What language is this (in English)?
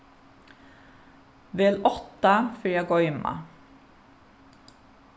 Faroese